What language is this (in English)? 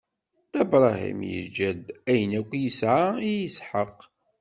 Kabyle